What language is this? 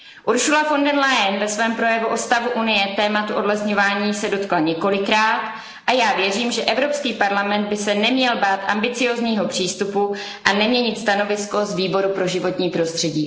Czech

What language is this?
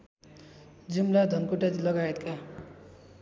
Nepali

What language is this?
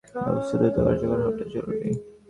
Bangla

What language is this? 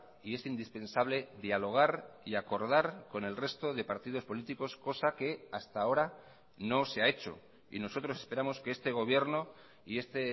Spanish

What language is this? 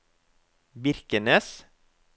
Norwegian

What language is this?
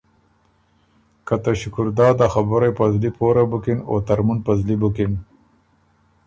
Ormuri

